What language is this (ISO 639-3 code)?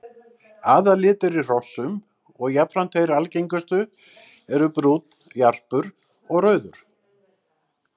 isl